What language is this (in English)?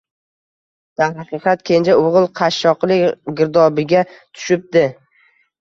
Uzbek